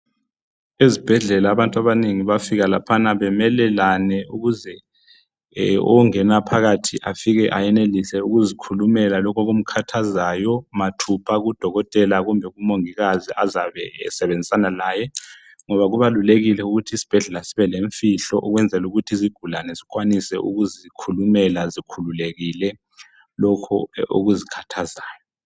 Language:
North Ndebele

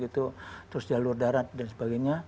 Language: Indonesian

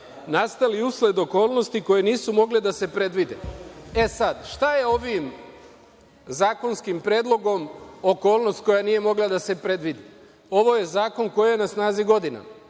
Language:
Serbian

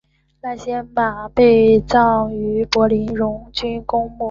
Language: Chinese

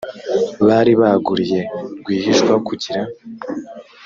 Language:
Kinyarwanda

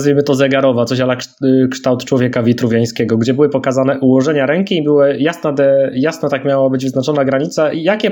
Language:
Polish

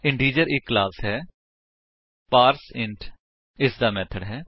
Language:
Punjabi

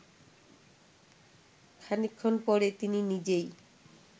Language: Bangla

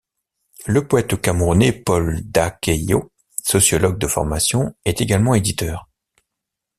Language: French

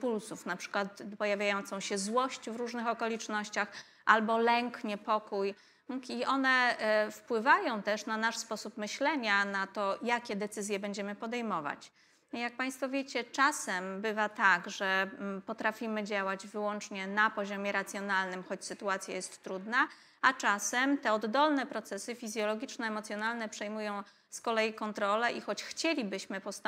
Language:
Polish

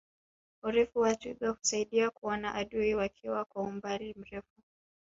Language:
Swahili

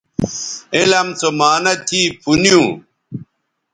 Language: Bateri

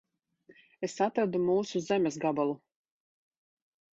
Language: Latvian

